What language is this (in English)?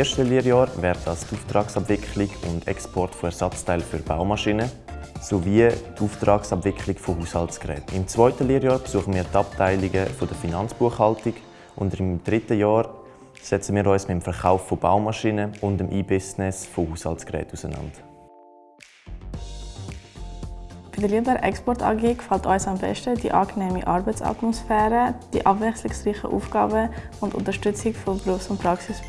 German